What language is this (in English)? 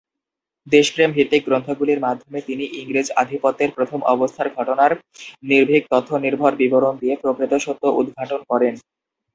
Bangla